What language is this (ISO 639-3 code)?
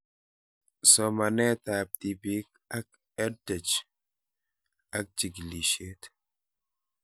kln